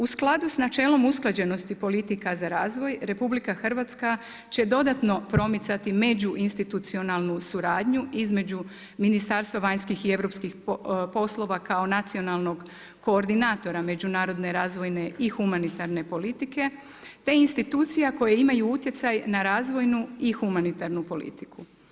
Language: Croatian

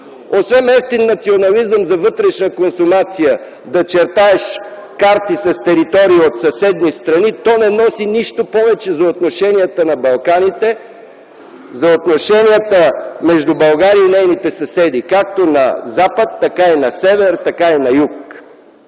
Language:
Bulgarian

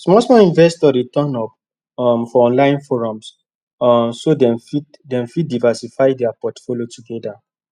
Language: Nigerian Pidgin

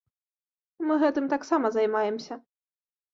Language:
Belarusian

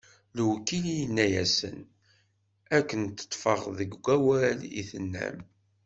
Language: Kabyle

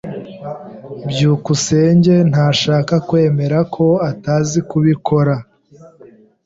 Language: Kinyarwanda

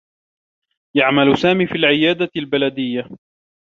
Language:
Arabic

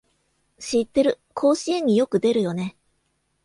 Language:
Japanese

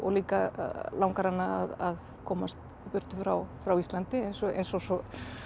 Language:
Icelandic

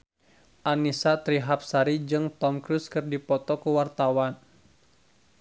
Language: Sundanese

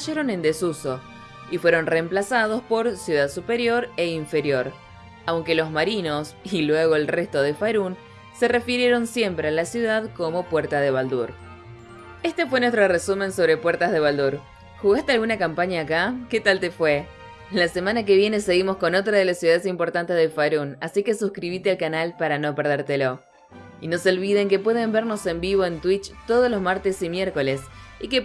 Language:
Spanish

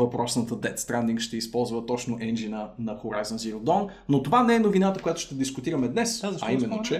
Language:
Bulgarian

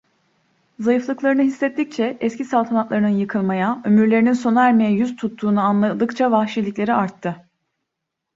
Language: Turkish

